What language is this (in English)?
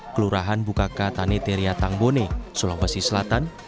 Indonesian